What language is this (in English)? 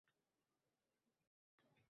Uzbek